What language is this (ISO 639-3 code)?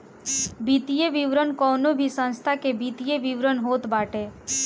bho